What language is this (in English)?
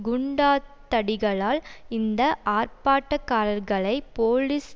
Tamil